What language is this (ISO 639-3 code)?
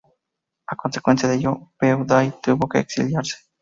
spa